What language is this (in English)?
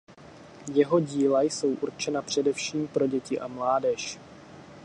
Czech